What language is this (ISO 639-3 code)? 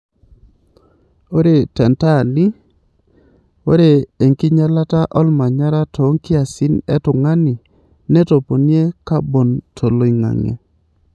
mas